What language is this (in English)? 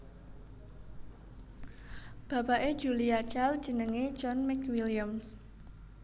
Javanese